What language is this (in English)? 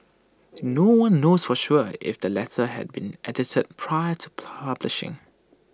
English